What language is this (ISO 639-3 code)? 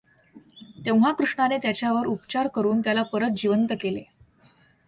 mar